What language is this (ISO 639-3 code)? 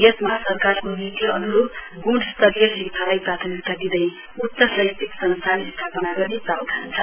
nep